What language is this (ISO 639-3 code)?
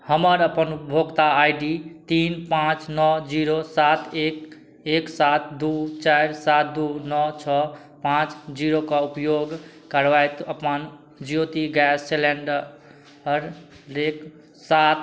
mai